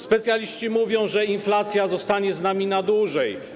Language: Polish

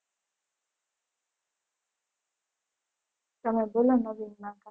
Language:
Gujarati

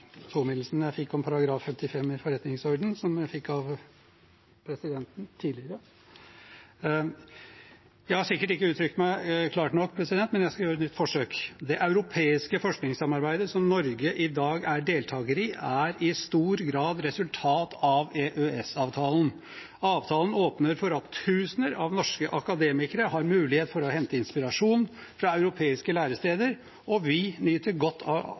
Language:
Norwegian Bokmål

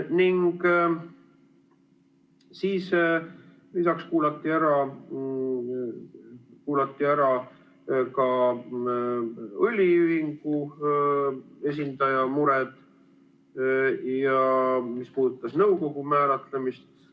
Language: Estonian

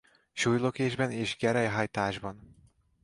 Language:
Hungarian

